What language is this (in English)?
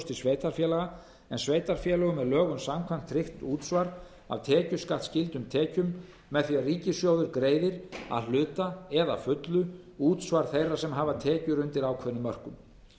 Icelandic